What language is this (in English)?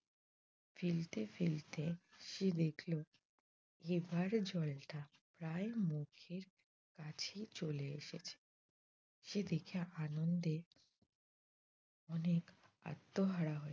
Bangla